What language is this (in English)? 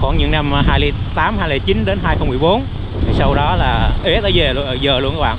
Vietnamese